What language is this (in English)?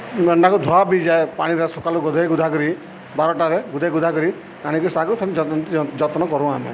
Odia